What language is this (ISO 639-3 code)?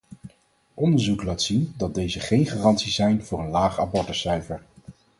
nld